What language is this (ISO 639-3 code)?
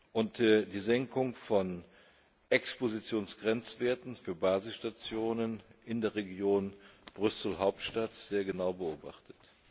deu